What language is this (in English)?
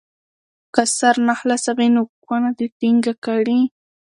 Pashto